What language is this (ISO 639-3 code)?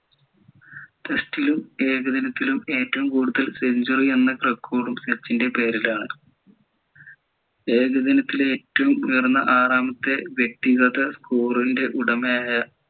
mal